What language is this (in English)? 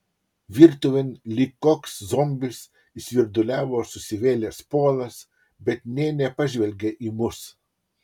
Lithuanian